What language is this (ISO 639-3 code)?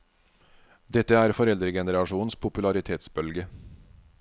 nor